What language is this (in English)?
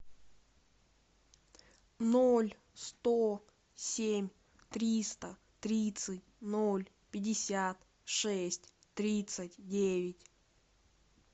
Russian